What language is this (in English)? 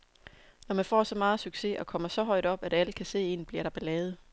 Danish